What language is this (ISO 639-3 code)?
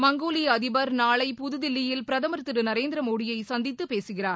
tam